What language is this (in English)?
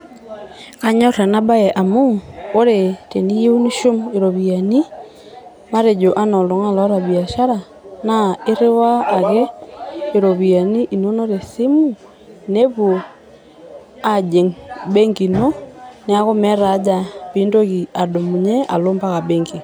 Masai